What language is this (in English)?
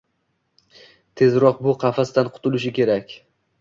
Uzbek